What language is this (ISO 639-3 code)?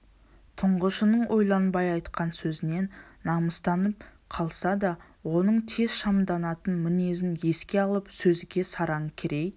kaz